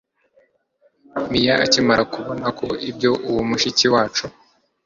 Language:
Kinyarwanda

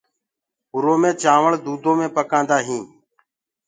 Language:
Gurgula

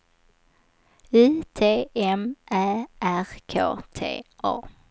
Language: Swedish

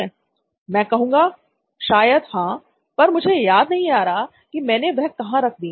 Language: Hindi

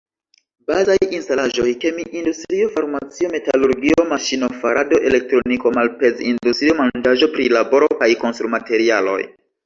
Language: Esperanto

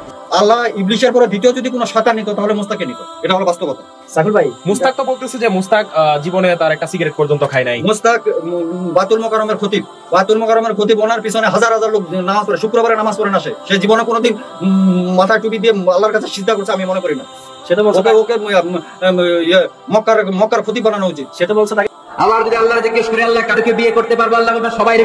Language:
Arabic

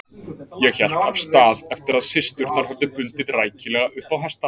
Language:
Icelandic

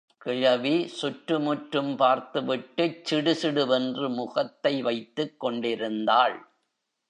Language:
Tamil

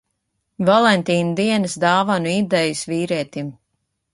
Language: Latvian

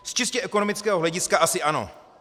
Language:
Czech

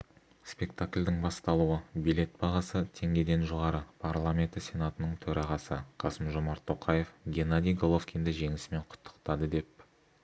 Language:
Kazakh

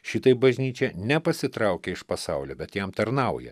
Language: Lithuanian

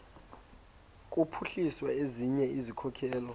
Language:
Xhosa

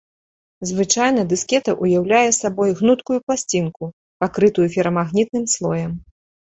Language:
Belarusian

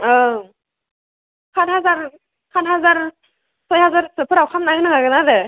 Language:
Bodo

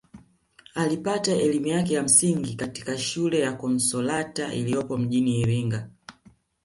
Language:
Swahili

